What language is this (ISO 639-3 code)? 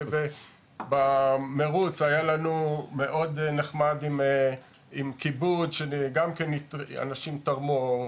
heb